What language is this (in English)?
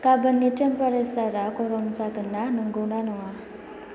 Bodo